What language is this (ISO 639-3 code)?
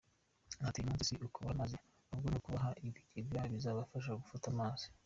kin